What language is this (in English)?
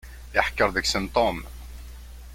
Kabyle